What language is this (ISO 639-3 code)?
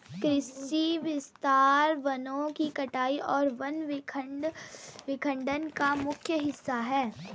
hin